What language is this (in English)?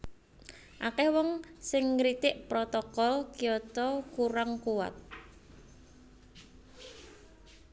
Javanese